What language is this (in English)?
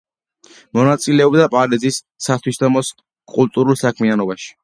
Georgian